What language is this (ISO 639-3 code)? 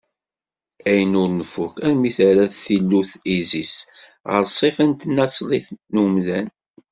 kab